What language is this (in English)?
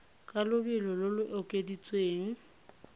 Tswana